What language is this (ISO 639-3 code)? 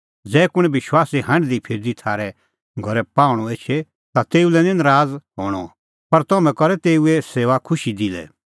kfx